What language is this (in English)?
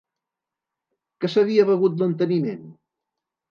Catalan